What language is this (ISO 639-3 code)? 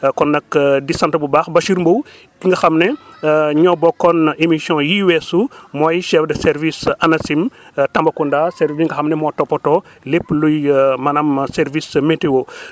wol